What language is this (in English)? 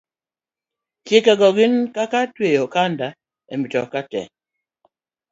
Luo (Kenya and Tanzania)